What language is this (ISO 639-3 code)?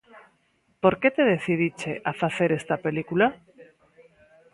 glg